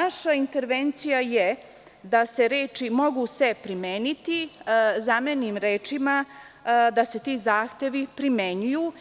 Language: Serbian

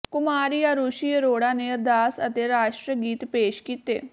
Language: Punjabi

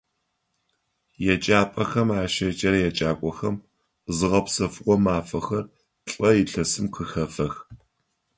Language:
Adyghe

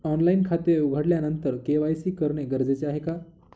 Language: Marathi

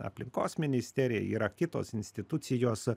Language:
Lithuanian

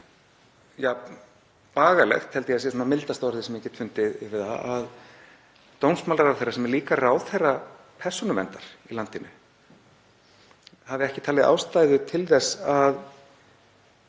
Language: Icelandic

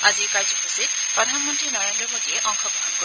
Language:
Assamese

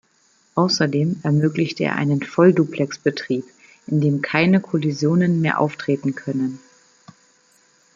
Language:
German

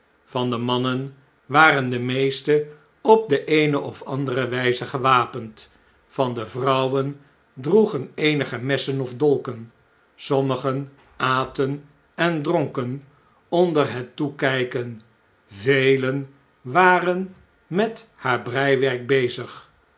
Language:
Dutch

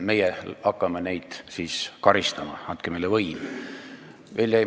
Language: Estonian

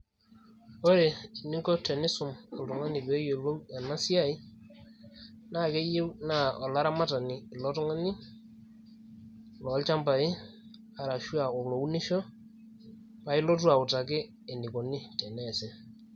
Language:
Masai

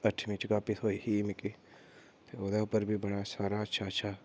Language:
Dogri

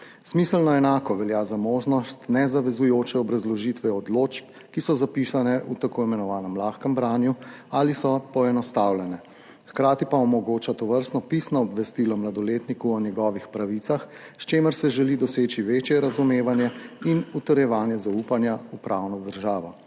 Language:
Slovenian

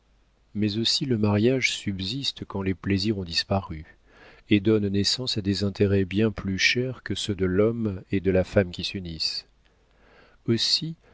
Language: French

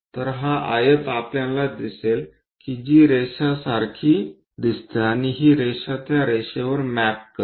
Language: Marathi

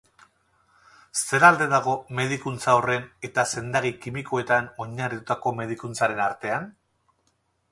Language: Basque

